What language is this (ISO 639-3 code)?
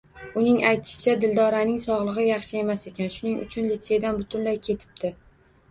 uzb